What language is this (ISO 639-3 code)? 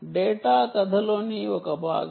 tel